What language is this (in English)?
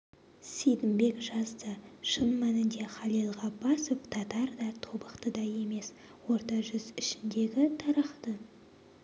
Kazakh